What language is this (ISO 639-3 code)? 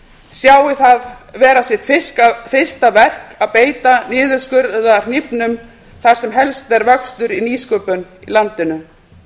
isl